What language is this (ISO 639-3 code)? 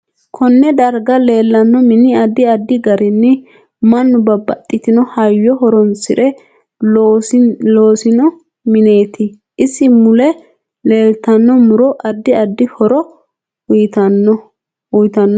sid